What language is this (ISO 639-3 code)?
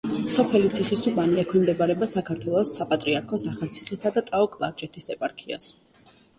kat